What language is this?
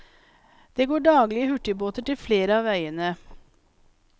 Norwegian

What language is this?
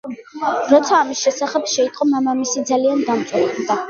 Georgian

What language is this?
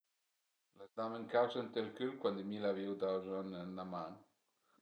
Piedmontese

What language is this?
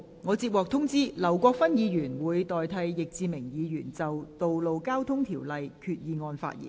Cantonese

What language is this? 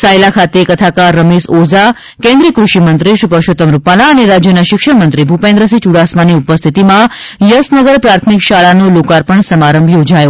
Gujarati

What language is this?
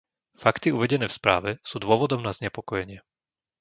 Slovak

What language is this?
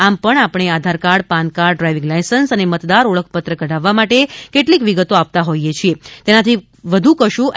Gujarati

